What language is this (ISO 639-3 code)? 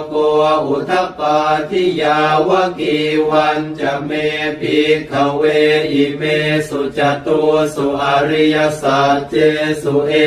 tha